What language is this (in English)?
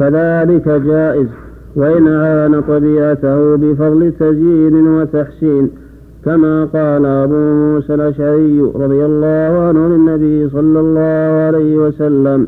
Arabic